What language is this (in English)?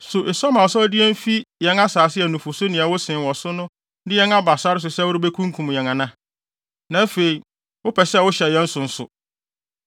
Akan